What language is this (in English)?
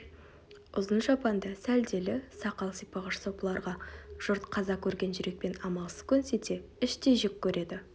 Kazakh